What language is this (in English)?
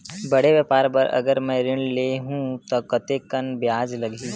Chhattisgarhi